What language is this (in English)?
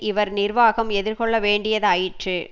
Tamil